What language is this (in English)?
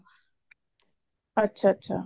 Punjabi